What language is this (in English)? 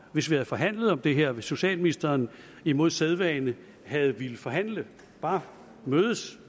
Danish